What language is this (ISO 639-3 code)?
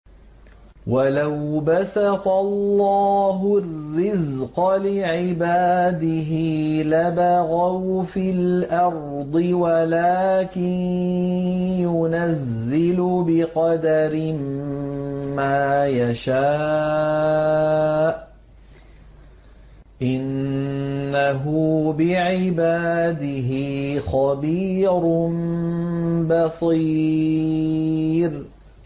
ara